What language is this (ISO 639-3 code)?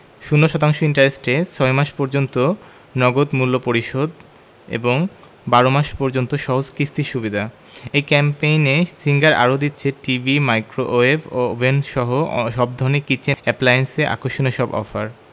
ben